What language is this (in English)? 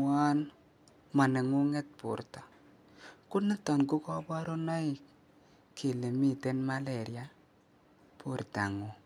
Kalenjin